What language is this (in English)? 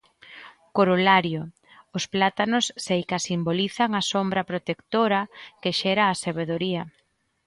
Galician